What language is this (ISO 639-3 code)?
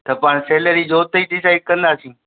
snd